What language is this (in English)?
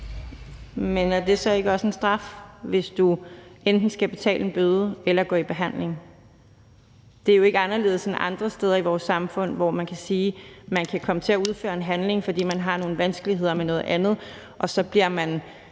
Danish